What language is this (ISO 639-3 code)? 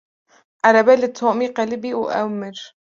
kur